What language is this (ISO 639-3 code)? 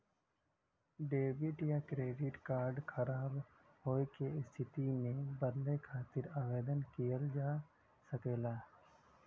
bho